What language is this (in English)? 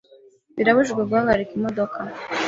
Kinyarwanda